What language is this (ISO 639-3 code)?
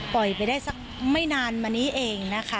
tha